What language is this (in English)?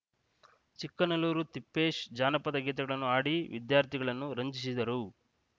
Kannada